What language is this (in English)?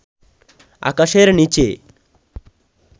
Bangla